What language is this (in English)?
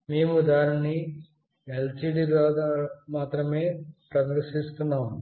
Telugu